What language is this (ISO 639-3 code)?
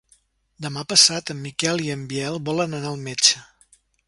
cat